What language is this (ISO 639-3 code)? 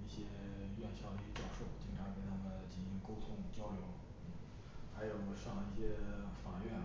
zho